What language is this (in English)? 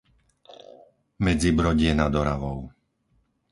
Slovak